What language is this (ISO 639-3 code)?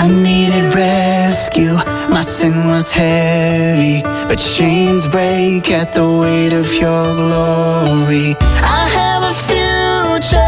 ita